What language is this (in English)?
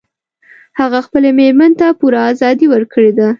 Pashto